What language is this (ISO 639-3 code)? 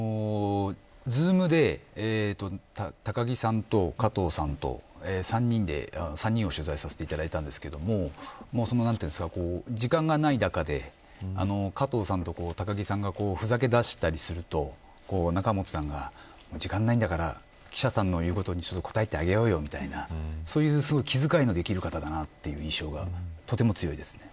jpn